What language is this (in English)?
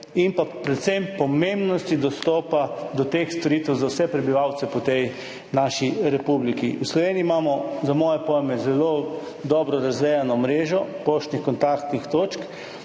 Slovenian